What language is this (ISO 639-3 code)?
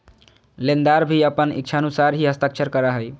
mag